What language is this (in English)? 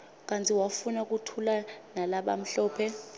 Swati